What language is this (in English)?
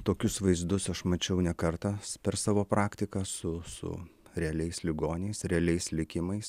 Lithuanian